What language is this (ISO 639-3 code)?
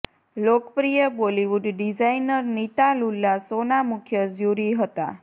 guj